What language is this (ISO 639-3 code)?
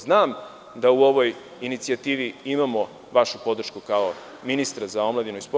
srp